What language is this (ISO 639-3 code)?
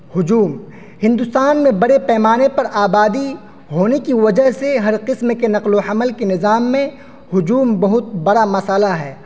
urd